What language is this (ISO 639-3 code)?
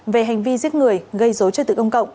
vie